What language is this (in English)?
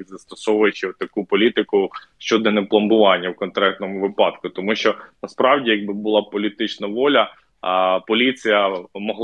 Ukrainian